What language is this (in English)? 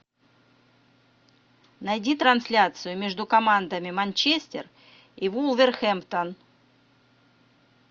Russian